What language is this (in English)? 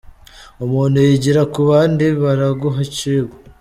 Kinyarwanda